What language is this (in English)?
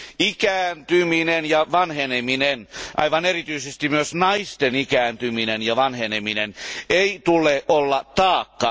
Finnish